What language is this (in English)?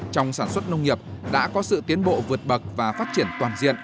Vietnamese